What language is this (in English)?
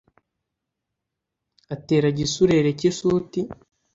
Kinyarwanda